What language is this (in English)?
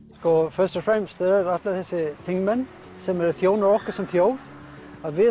Icelandic